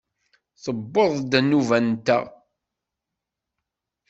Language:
Kabyle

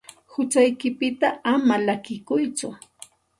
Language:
Santa Ana de Tusi Pasco Quechua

